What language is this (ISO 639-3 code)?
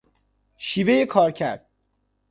fas